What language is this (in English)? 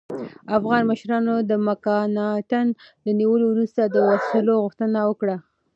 Pashto